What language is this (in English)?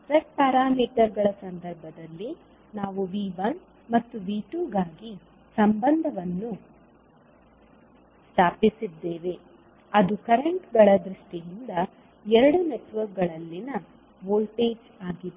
Kannada